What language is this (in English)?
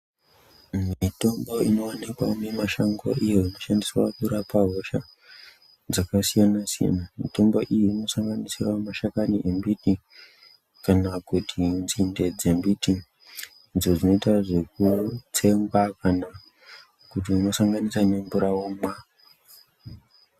Ndau